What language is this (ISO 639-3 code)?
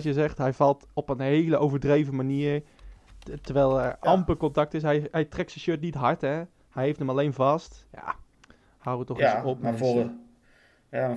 nld